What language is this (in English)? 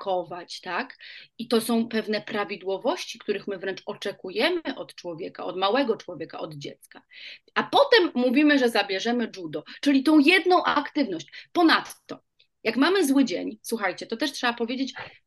Polish